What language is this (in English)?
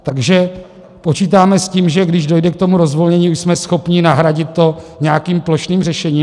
Czech